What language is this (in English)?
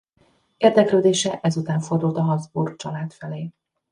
Hungarian